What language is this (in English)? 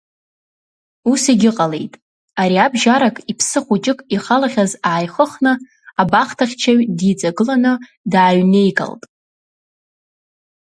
Abkhazian